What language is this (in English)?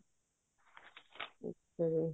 Punjabi